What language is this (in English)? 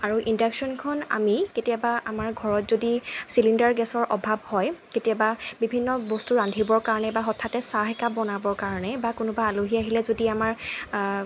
Assamese